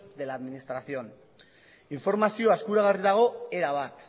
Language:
Basque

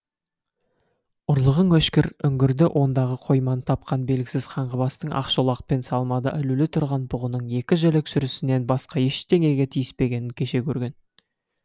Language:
Kazakh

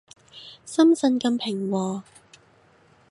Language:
Cantonese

